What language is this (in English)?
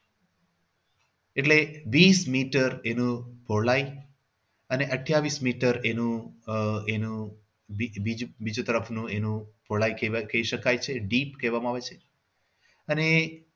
Gujarati